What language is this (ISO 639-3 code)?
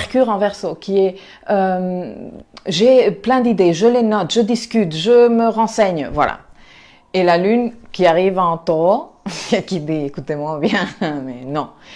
fra